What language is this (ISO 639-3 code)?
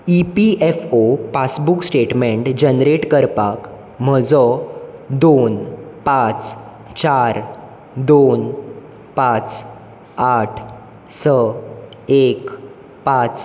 kok